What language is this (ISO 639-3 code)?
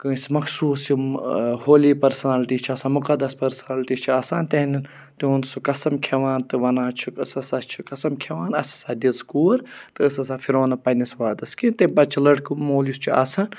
kas